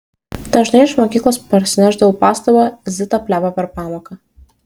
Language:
Lithuanian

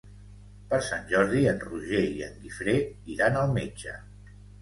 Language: Catalan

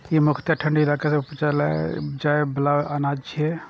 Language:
Maithili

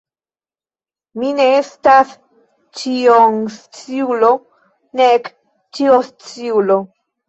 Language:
Esperanto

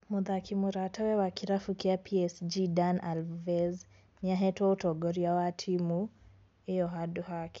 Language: Kikuyu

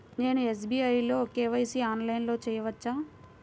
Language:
Telugu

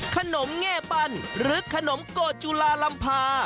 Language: Thai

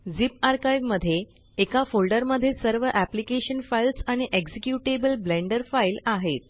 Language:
Marathi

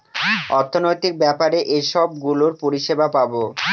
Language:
Bangla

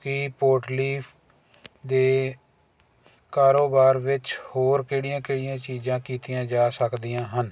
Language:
Punjabi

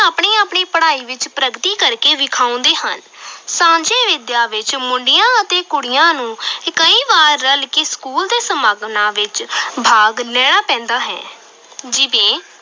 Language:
Punjabi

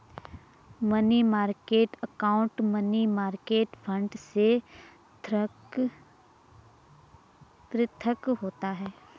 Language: Hindi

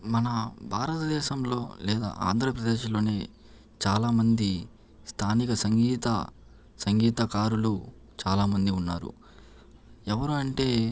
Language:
Telugu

